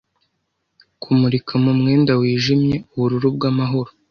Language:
Kinyarwanda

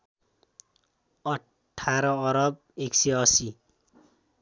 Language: Nepali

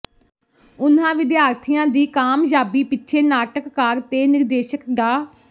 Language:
Punjabi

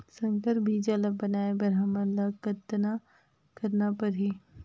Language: Chhattisgarhi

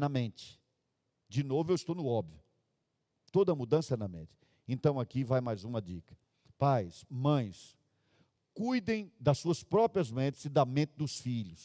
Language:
Portuguese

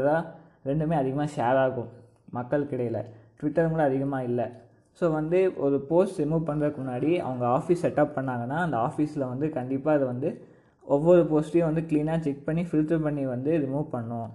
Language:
Tamil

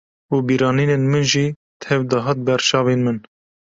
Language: Kurdish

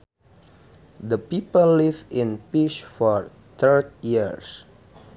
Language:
Sundanese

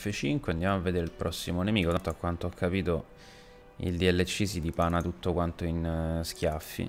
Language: Italian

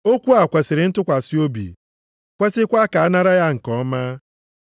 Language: Igbo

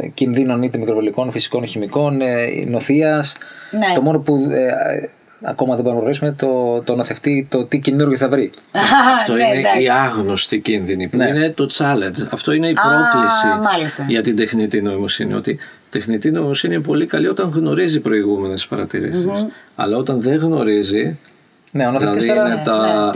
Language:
Greek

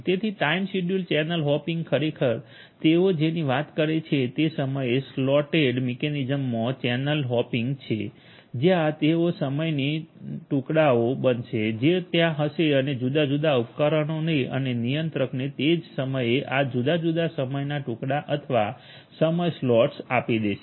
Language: Gujarati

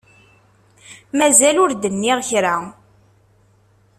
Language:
Kabyle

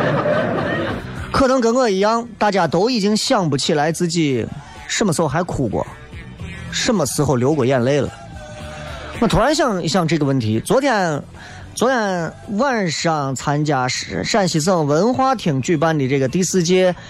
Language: Chinese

